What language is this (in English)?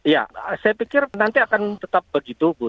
Indonesian